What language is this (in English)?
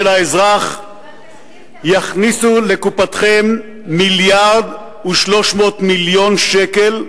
Hebrew